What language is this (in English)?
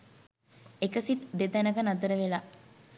Sinhala